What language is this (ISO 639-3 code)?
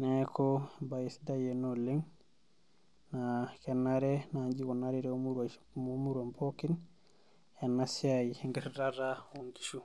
mas